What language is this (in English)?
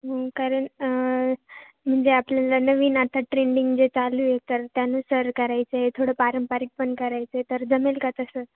Marathi